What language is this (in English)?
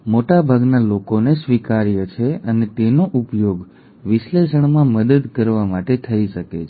Gujarati